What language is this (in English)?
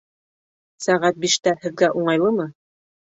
Bashkir